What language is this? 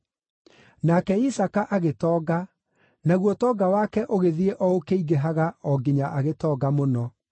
Kikuyu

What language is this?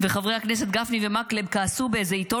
Hebrew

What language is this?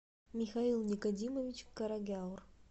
Russian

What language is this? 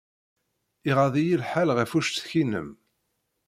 Kabyle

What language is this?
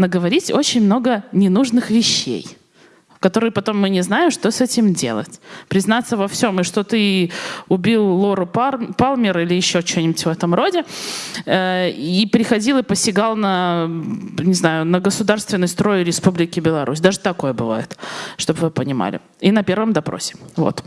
Russian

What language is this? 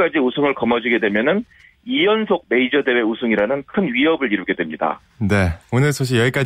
Korean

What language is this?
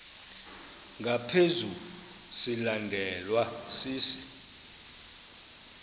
Xhosa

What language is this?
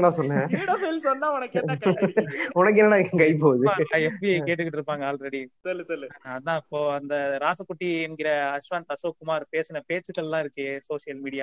Tamil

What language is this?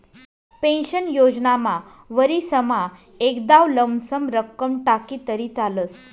Marathi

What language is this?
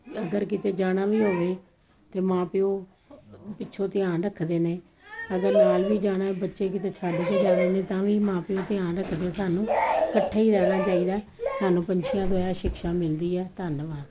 Punjabi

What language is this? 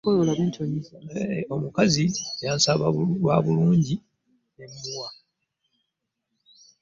Ganda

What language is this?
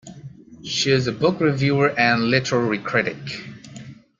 English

